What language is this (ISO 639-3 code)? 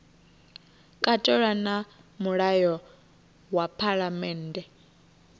ven